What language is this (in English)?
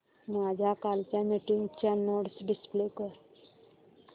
Marathi